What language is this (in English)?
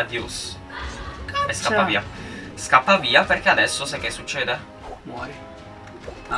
Italian